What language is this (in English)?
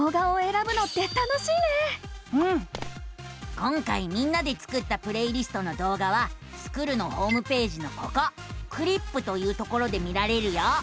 Japanese